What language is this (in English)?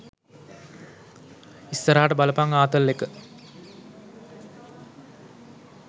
Sinhala